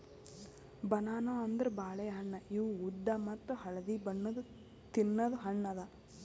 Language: Kannada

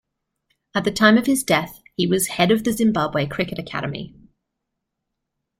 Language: English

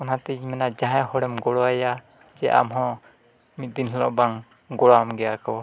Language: Santali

